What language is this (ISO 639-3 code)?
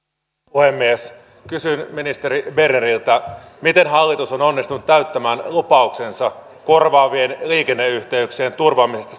fin